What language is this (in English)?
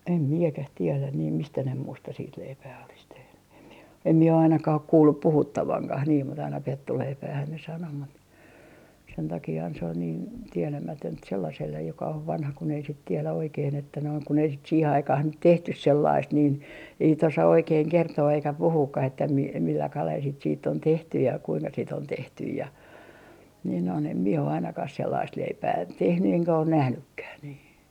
Finnish